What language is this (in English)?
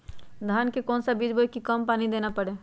Magahi